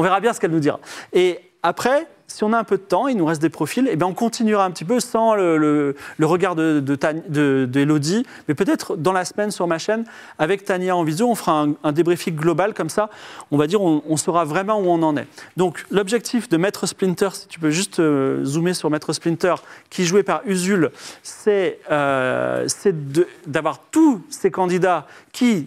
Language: French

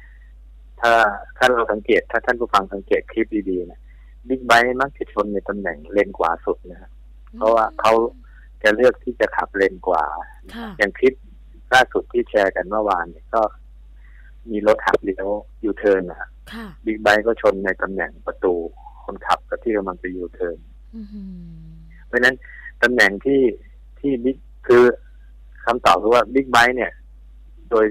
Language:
Thai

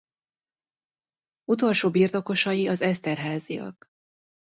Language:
Hungarian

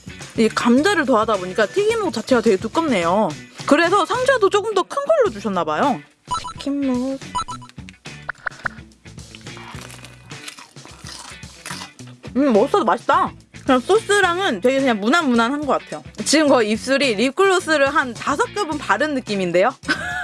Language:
Korean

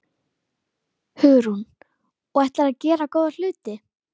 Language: Icelandic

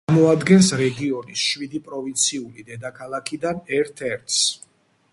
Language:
Georgian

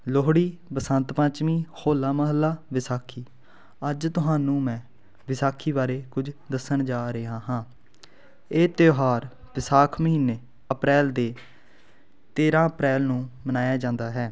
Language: Punjabi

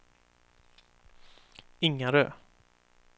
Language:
Swedish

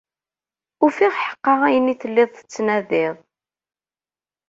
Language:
Kabyle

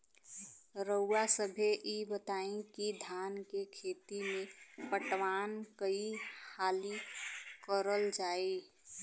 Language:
Bhojpuri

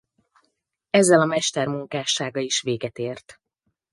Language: Hungarian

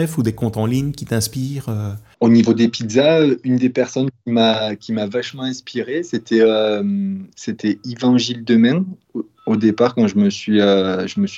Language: French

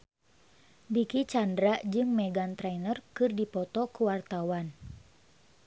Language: Sundanese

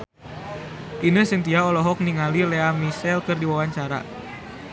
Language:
Sundanese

